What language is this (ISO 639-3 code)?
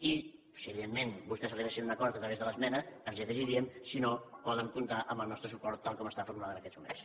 cat